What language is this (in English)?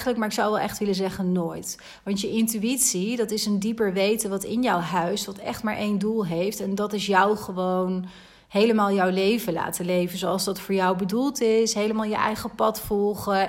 Dutch